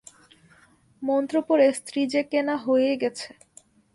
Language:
Bangla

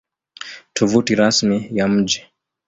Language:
Swahili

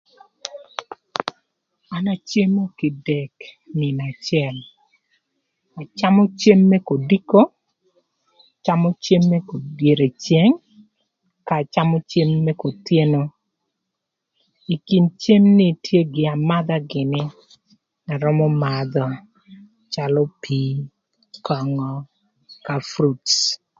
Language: Thur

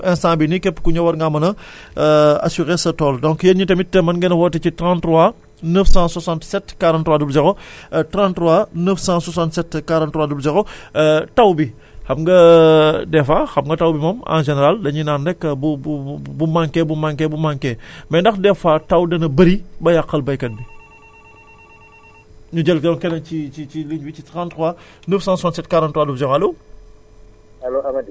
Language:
Wolof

